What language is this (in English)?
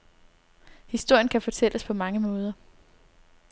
Danish